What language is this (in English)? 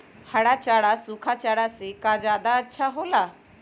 Magahi